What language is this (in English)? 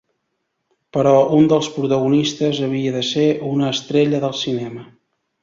Catalan